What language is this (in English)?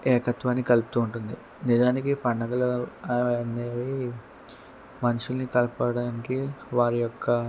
Telugu